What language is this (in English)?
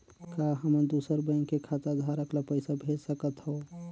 Chhattisgarhi